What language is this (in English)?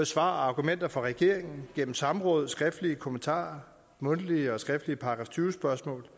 Danish